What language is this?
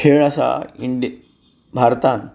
Konkani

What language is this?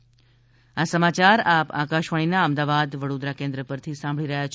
Gujarati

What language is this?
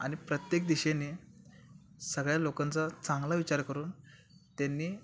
Marathi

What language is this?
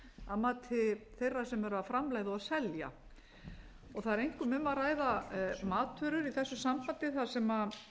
Icelandic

